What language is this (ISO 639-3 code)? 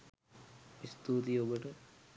sin